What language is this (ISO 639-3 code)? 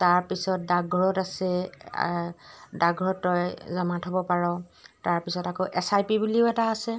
asm